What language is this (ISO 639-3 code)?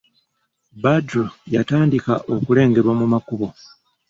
lug